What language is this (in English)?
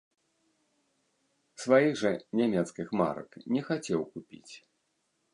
Belarusian